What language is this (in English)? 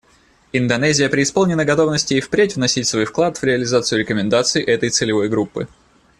Russian